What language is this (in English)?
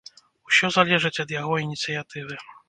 Belarusian